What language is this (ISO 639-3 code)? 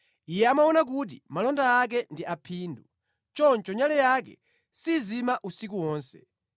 nya